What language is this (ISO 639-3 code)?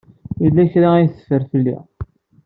kab